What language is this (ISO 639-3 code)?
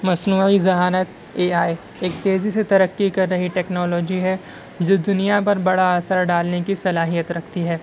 urd